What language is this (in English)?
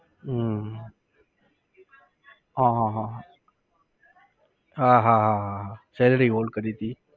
Gujarati